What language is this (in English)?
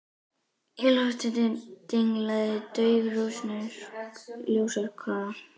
Icelandic